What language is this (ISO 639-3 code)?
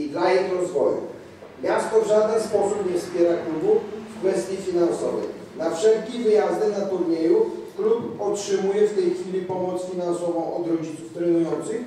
pol